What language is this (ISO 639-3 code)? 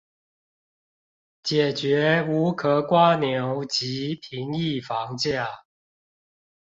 zho